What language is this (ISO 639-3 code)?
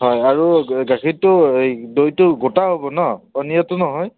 asm